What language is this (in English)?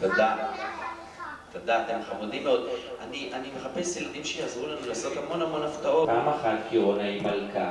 Hebrew